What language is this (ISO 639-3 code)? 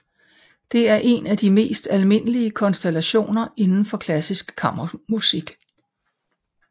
dan